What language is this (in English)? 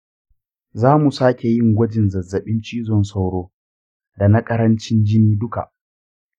Hausa